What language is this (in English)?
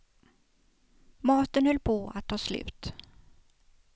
Swedish